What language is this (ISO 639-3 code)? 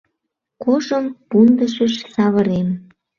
chm